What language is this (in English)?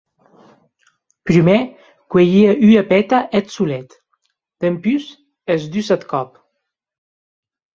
Occitan